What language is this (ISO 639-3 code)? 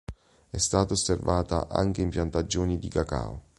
ita